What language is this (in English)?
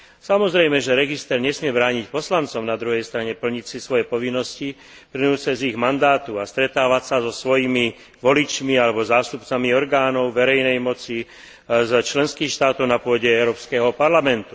Slovak